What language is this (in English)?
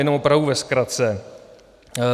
Czech